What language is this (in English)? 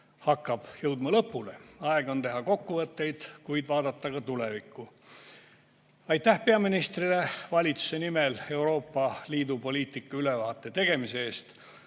Estonian